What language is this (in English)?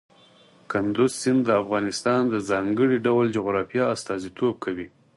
Pashto